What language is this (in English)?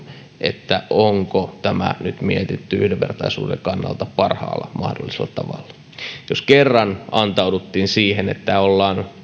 Finnish